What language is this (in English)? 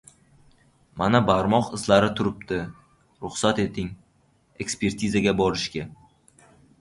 Uzbek